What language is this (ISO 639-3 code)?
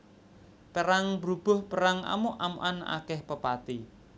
jav